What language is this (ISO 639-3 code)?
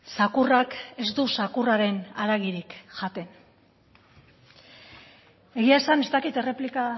eus